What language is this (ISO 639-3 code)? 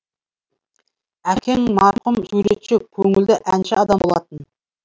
kaz